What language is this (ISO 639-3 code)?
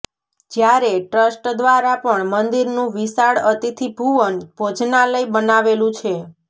guj